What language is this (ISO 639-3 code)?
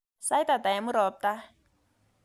kln